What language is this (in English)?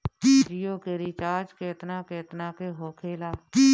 Bhojpuri